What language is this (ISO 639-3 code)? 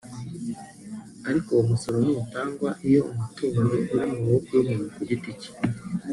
kin